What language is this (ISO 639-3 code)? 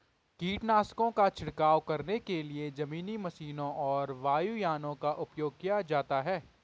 hin